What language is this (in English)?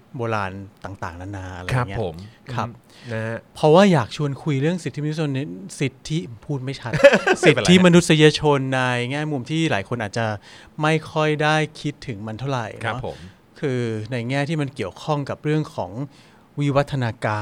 Thai